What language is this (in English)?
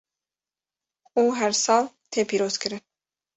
Kurdish